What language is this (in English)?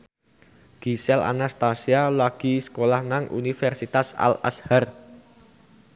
Javanese